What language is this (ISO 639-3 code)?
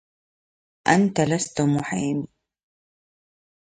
ara